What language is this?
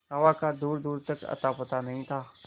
Hindi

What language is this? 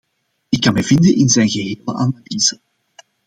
Dutch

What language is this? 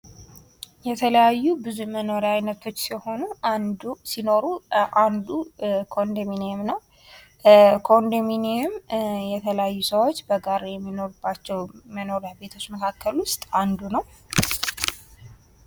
Amharic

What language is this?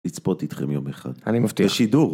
Hebrew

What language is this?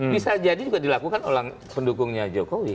Indonesian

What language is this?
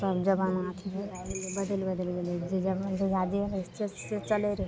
Maithili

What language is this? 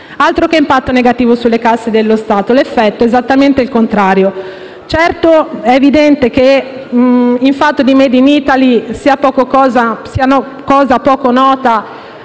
Italian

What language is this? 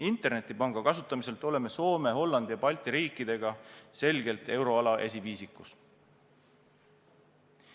Estonian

